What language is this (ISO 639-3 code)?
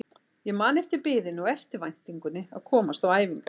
isl